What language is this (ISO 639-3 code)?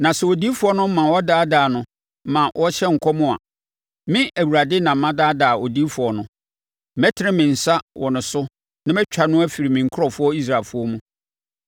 aka